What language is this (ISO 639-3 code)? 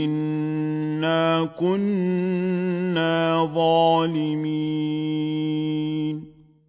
ara